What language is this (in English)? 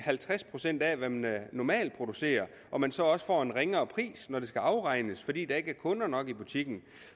Danish